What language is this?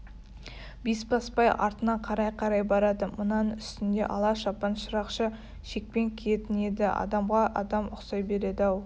Kazakh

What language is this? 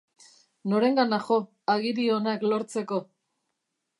Basque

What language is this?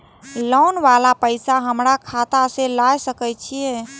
Maithili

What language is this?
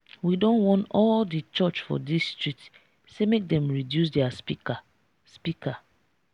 Nigerian Pidgin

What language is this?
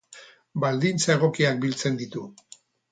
Basque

